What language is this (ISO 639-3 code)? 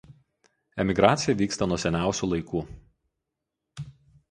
lit